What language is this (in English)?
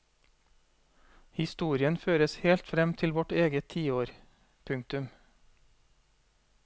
Norwegian